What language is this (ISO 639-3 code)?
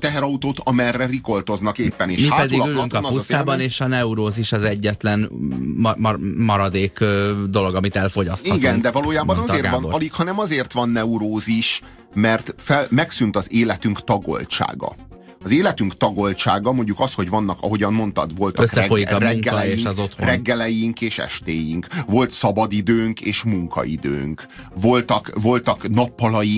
hun